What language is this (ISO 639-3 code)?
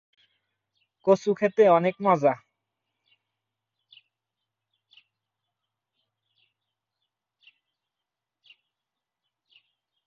ben